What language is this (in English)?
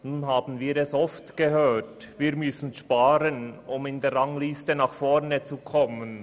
Swiss German